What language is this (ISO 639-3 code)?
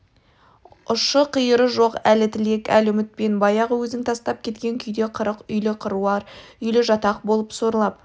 kaz